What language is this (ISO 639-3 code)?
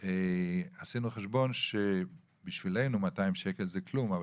heb